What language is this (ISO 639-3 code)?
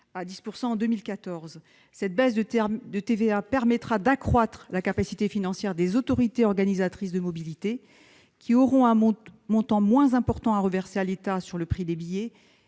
fra